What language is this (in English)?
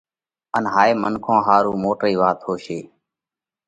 Parkari Koli